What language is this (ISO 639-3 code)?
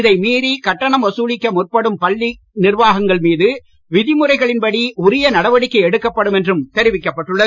tam